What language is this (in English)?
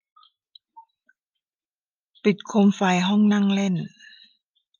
Thai